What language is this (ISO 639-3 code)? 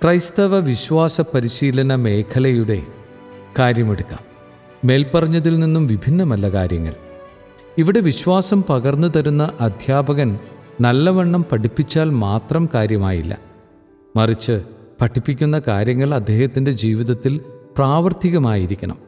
mal